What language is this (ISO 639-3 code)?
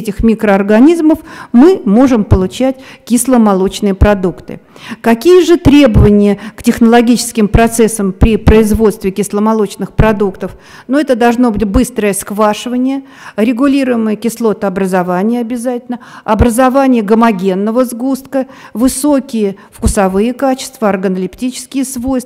rus